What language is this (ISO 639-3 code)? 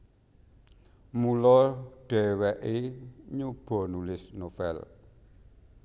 jav